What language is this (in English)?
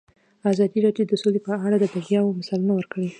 Pashto